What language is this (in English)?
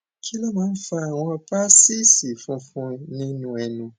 Yoruba